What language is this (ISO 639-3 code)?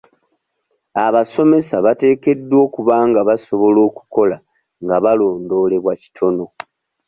lug